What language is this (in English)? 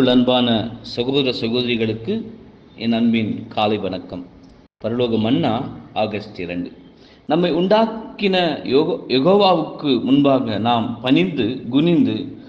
Tamil